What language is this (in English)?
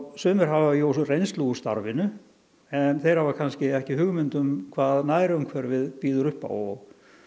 Icelandic